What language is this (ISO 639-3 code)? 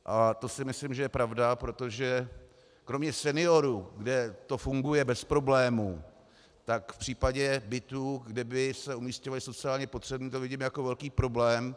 ces